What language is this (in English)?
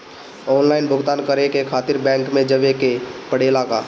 Bhojpuri